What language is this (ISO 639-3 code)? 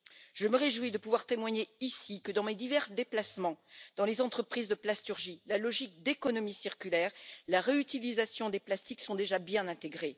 fra